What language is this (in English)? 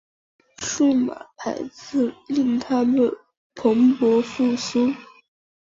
Chinese